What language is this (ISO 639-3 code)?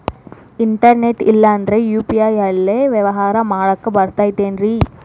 kan